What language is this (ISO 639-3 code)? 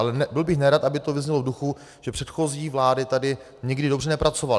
ces